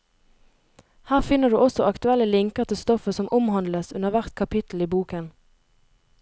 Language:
Norwegian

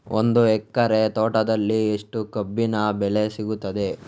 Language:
Kannada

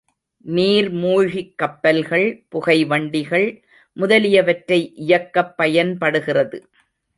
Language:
Tamil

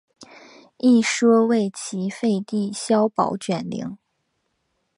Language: Chinese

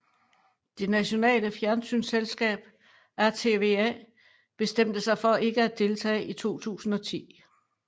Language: Danish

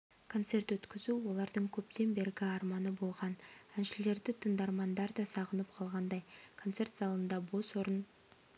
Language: Kazakh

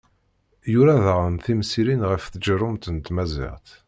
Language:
Kabyle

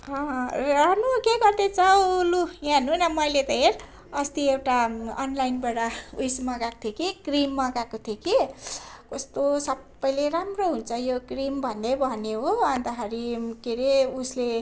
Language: Nepali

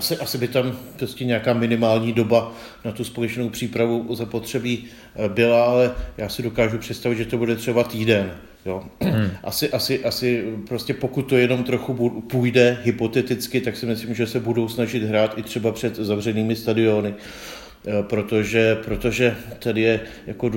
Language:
Czech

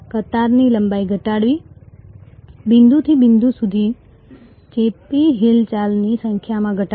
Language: Gujarati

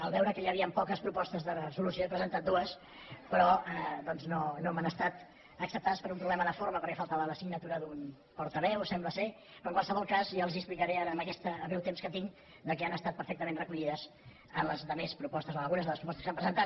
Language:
Catalan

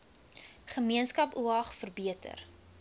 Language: Afrikaans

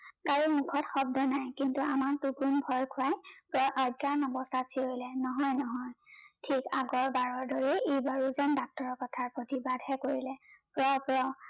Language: Assamese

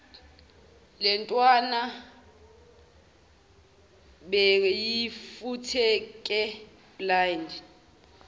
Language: Zulu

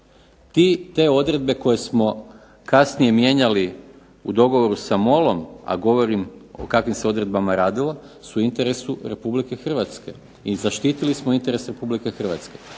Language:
Croatian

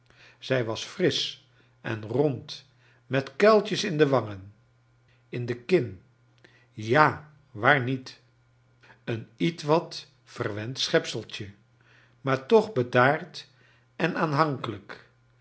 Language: Dutch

